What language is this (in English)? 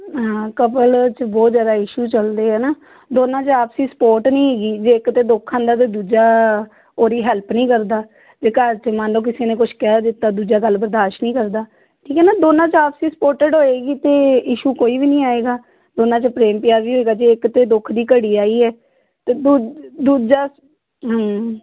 Punjabi